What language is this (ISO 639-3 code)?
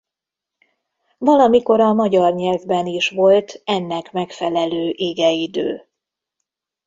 hun